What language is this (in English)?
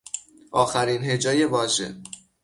Persian